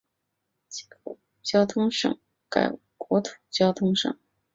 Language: Chinese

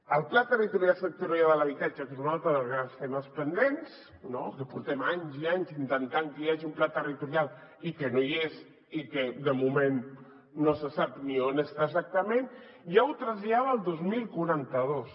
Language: Catalan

